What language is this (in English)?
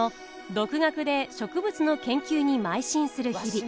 Japanese